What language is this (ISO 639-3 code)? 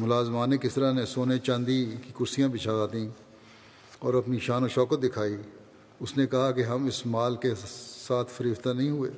urd